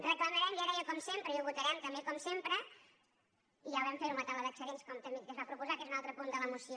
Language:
Catalan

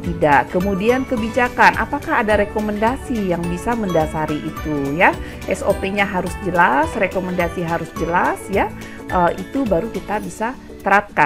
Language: Indonesian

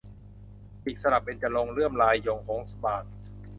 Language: Thai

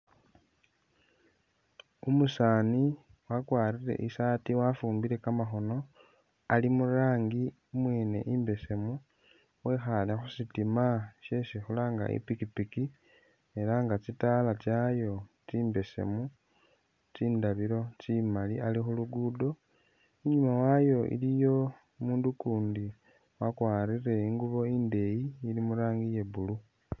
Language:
Masaaba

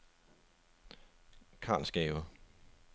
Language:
Danish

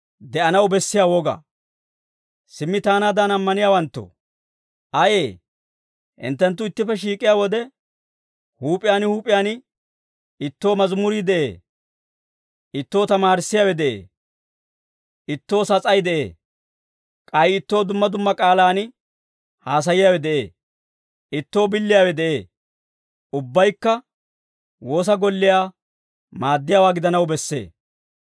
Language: Dawro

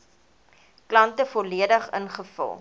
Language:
Afrikaans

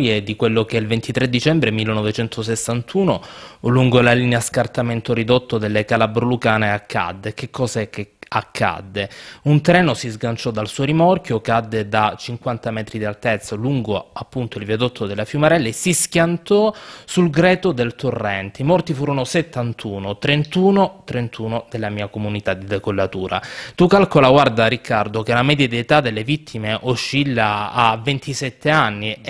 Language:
Italian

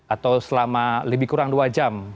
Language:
Indonesian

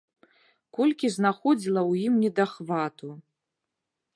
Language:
Belarusian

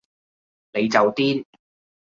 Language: Cantonese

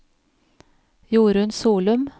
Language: Norwegian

